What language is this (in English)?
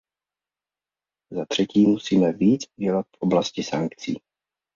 Czech